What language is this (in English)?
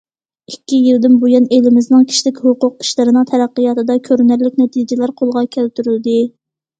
Uyghur